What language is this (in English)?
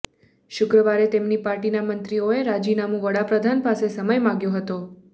Gujarati